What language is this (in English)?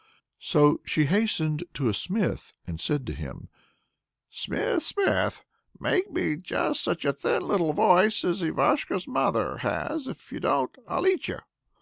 English